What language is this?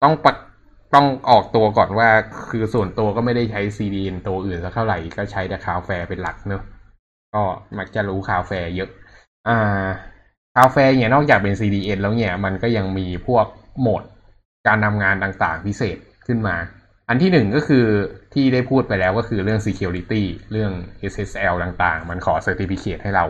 Thai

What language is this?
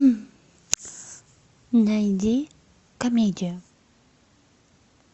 Russian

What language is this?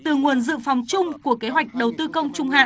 Vietnamese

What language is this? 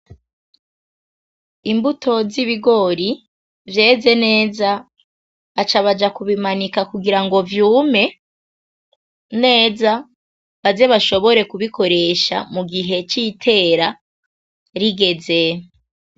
Rundi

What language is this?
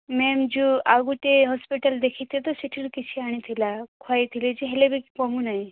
Odia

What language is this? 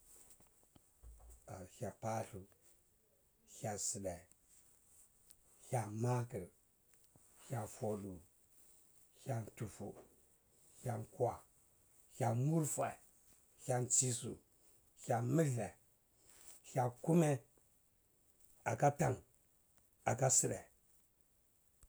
Cibak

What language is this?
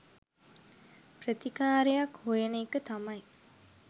Sinhala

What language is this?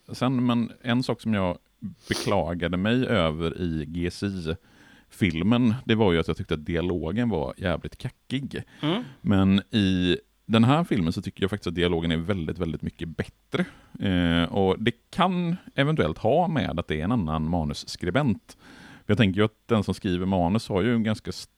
Swedish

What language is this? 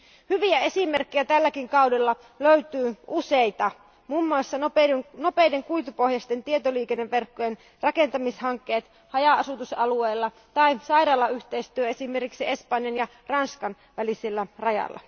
Finnish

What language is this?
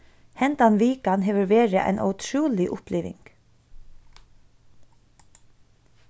Faroese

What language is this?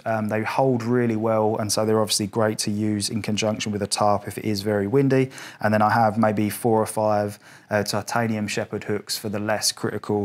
English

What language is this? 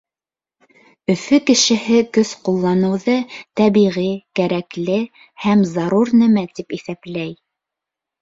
Bashkir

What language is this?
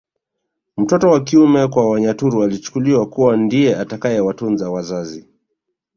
Swahili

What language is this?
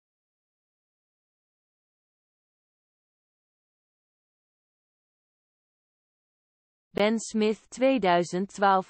Dutch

